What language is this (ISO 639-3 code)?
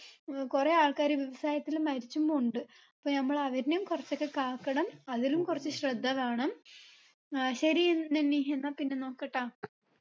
mal